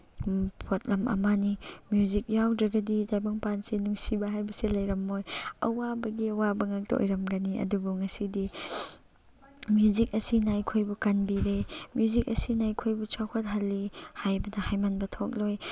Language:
Manipuri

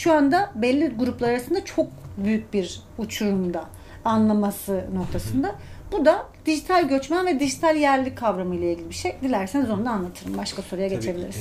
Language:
Turkish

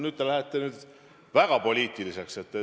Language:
Estonian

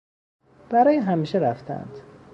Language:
Persian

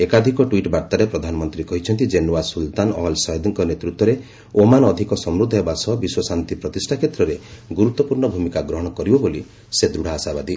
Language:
Odia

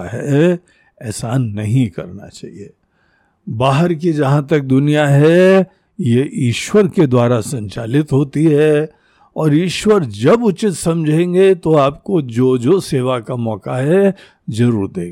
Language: Hindi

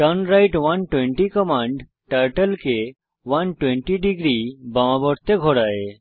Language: Bangla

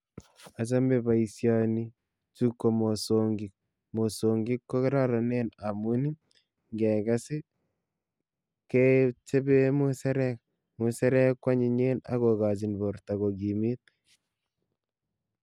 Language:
Kalenjin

